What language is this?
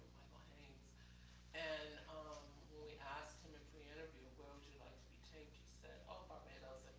English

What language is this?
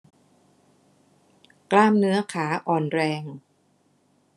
Thai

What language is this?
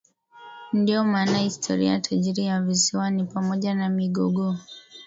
Swahili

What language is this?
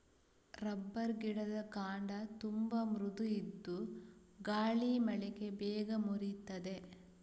Kannada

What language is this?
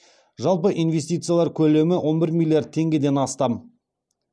Kazakh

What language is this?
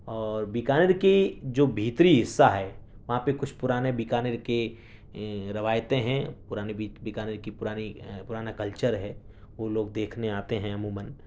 Urdu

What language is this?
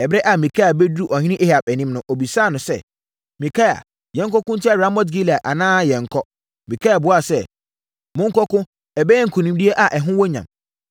Akan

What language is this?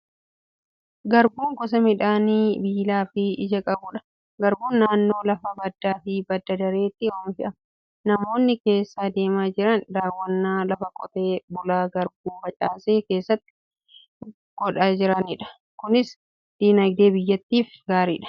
Oromo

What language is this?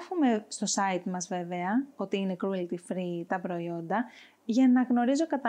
Greek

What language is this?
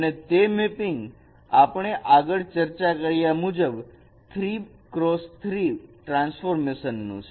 Gujarati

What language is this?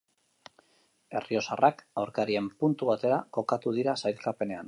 Basque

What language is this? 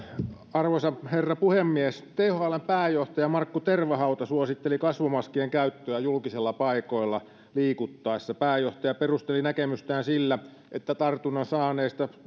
Finnish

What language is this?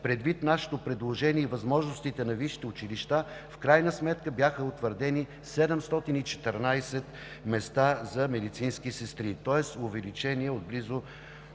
Bulgarian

